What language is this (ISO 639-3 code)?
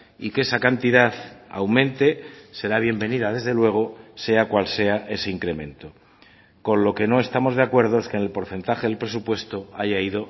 spa